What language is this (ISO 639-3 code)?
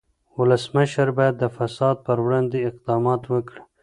pus